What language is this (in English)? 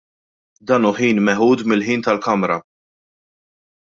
Maltese